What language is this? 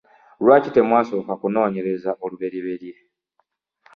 Ganda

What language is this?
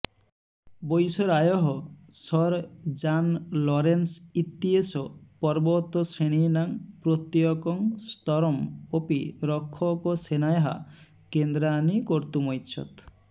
Sanskrit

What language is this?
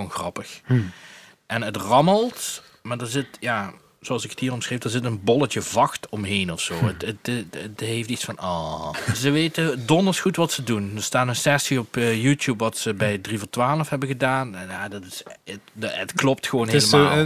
Dutch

